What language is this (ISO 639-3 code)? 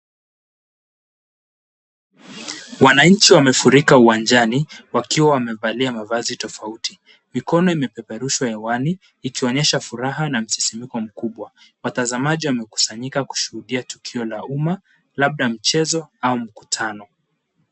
swa